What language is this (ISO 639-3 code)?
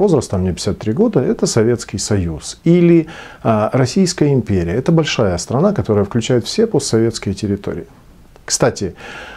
rus